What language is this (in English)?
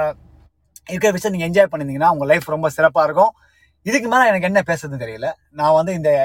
Tamil